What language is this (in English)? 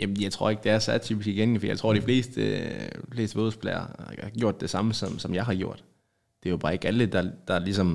Danish